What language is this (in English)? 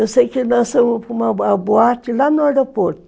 Portuguese